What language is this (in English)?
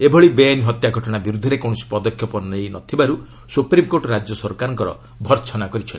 Odia